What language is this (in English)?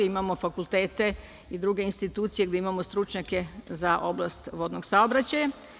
Serbian